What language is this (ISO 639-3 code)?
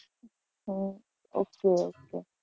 guj